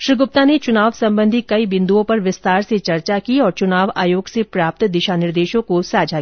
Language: Hindi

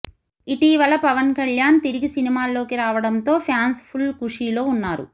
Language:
Telugu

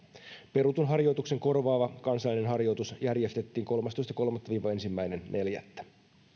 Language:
Finnish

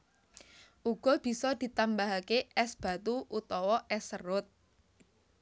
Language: Javanese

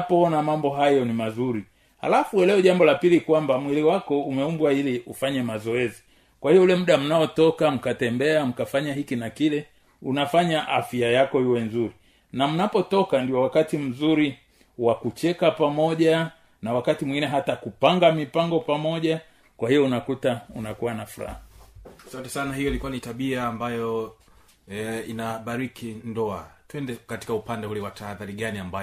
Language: Swahili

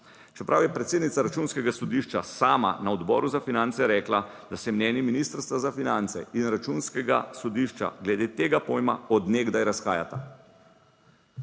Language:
Slovenian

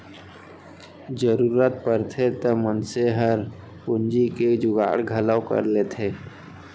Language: Chhattisgarhi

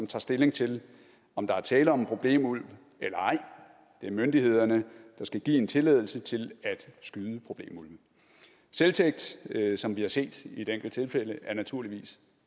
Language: Danish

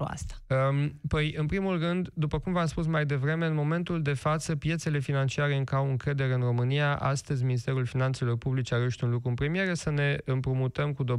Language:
Romanian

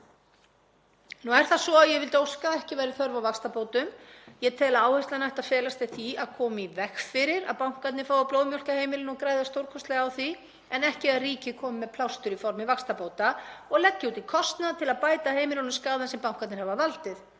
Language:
Icelandic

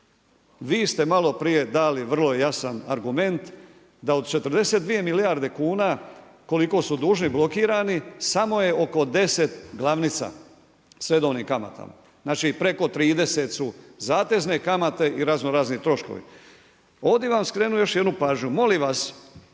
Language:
Croatian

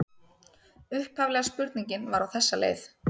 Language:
Icelandic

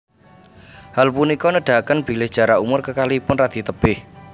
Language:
Javanese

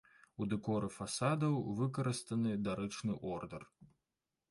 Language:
Belarusian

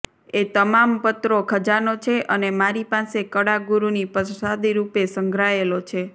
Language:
Gujarati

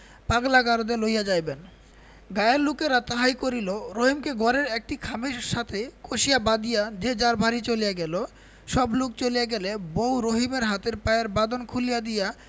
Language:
Bangla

